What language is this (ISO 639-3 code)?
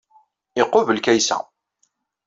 kab